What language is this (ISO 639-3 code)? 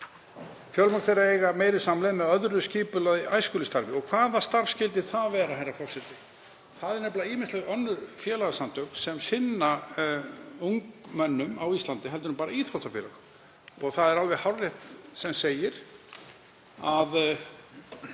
isl